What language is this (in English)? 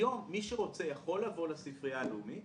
Hebrew